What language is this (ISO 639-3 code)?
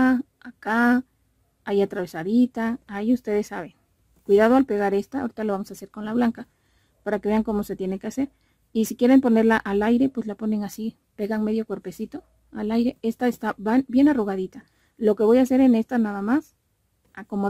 spa